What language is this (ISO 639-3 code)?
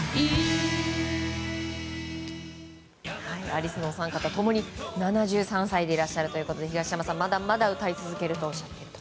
jpn